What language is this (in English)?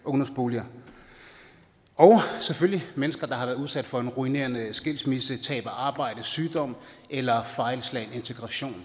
Danish